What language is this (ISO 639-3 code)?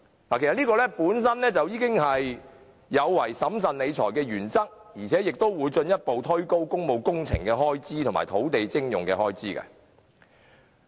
yue